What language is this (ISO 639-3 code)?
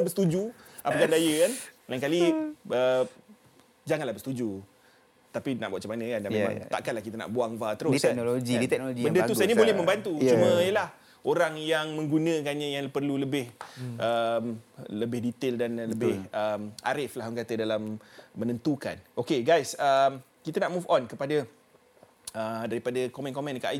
msa